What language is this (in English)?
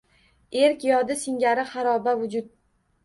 Uzbek